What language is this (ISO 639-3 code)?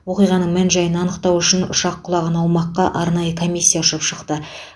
kaz